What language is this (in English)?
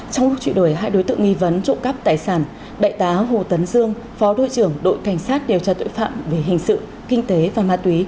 Vietnamese